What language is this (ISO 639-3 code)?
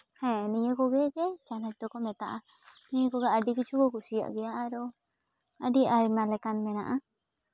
sat